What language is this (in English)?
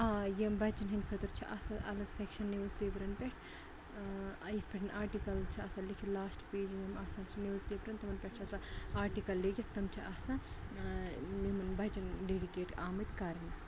Kashmiri